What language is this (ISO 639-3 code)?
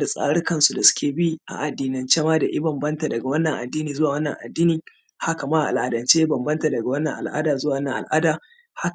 hau